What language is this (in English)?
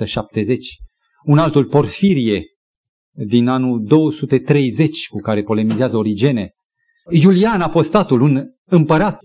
Romanian